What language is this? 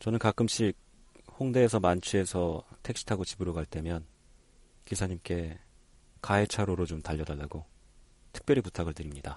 Korean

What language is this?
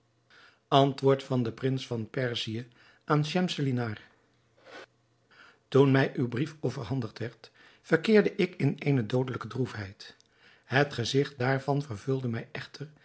Dutch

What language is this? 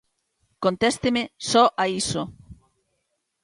Galician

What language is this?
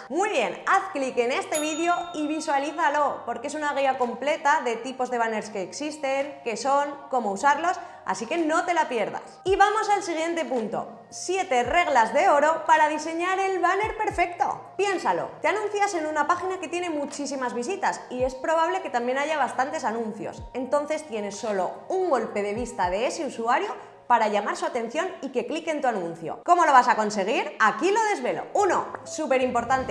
Spanish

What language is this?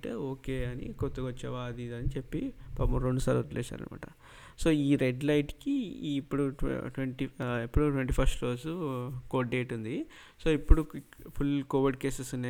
Telugu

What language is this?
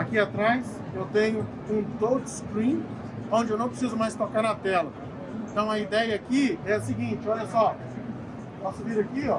Portuguese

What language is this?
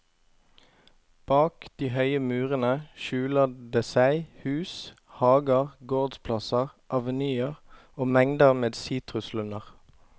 Norwegian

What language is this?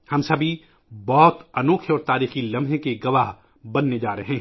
Urdu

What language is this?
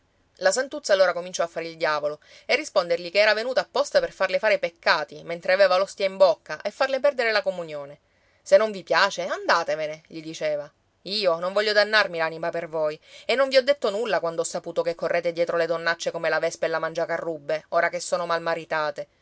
Italian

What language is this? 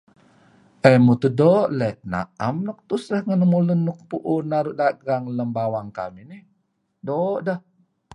Kelabit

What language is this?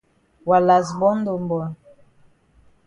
Cameroon Pidgin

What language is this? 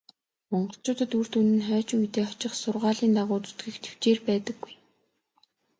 Mongolian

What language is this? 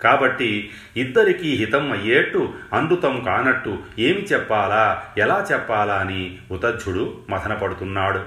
Telugu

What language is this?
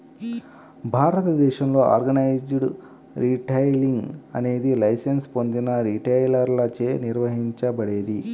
Telugu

